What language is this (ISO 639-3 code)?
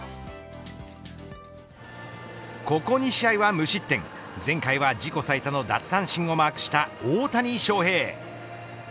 jpn